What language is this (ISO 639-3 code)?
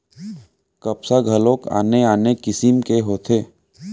hne